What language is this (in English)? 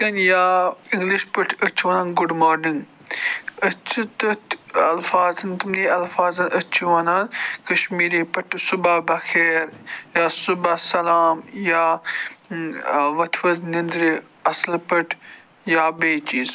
Kashmiri